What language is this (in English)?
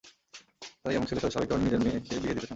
Bangla